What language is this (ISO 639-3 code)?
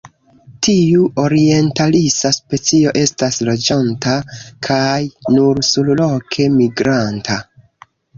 epo